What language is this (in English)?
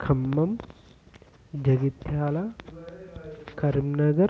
Telugu